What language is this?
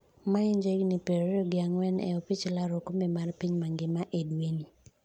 Luo (Kenya and Tanzania)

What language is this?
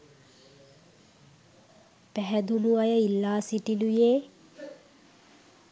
Sinhala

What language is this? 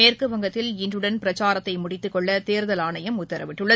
Tamil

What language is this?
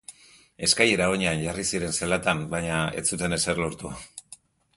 Basque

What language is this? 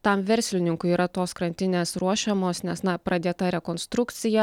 Lithuanian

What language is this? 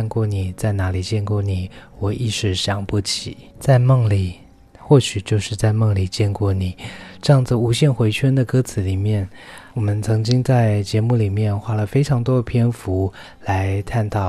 Chinese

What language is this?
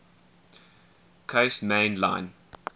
English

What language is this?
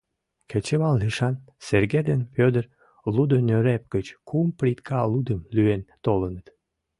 Mari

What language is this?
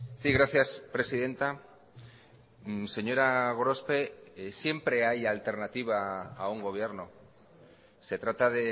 Spanish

